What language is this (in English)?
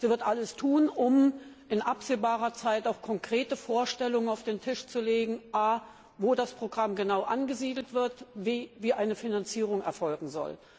German